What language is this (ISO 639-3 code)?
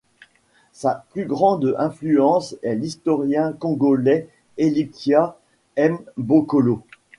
fra